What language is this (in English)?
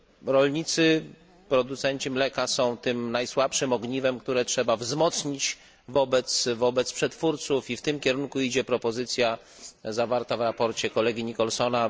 Polish